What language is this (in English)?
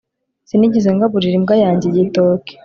Kinyarwanda